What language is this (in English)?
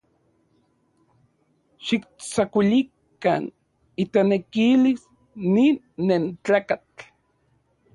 Central Puebla Nahuatl